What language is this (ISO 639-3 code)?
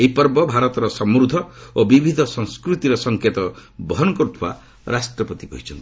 ori